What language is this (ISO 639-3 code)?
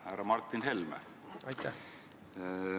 est